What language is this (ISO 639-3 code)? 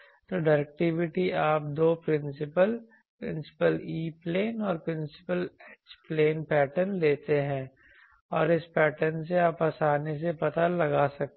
hin